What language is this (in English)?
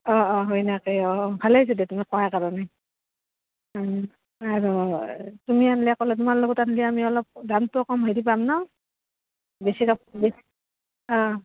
Assamese